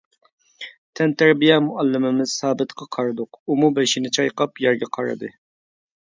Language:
Uyghur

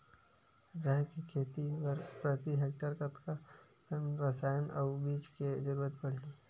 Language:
Chhattisgarhi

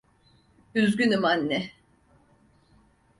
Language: Turkish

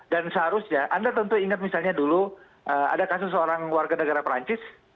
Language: Indonesian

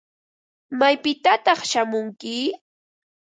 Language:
Ambo-Pasco Quechua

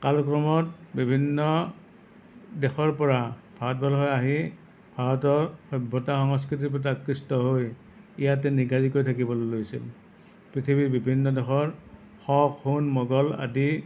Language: Assamese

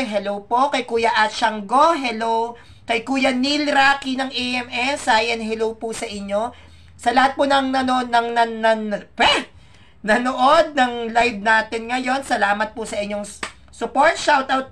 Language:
Filipino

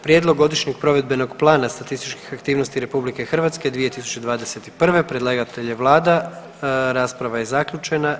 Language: Croatian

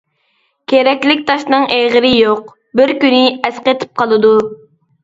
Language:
Uyghur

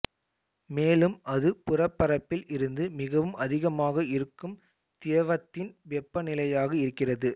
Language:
Tamil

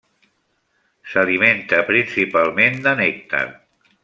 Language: Catalan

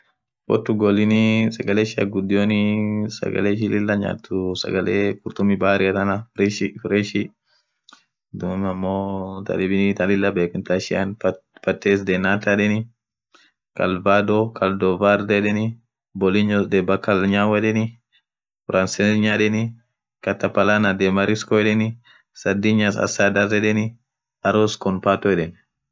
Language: Orma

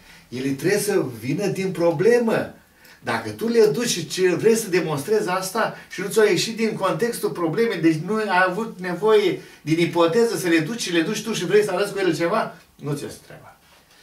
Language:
Romanian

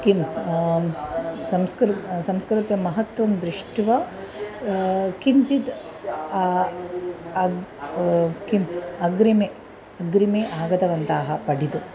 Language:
Sanskrit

